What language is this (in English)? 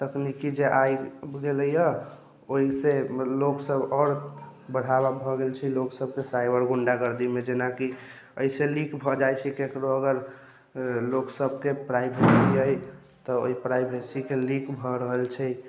Maithili